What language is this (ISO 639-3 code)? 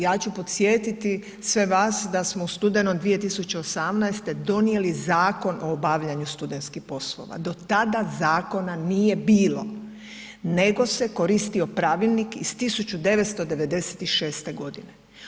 hrv